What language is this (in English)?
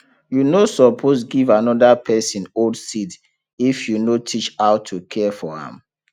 Nigerian Pidgin